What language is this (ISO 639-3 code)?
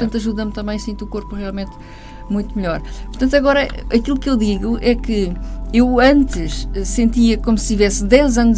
por